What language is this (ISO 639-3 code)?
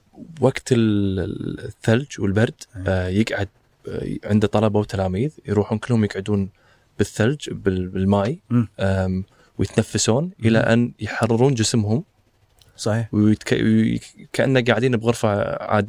ara